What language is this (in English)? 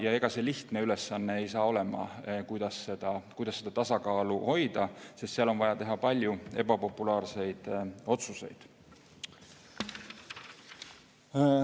Estonian